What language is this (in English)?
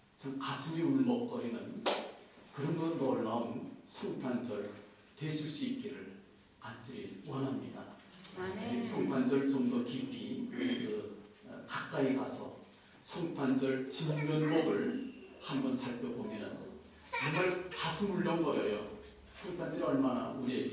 Korean